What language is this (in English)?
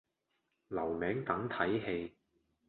Cantonese